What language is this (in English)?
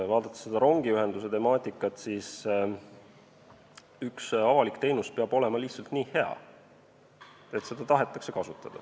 Estonian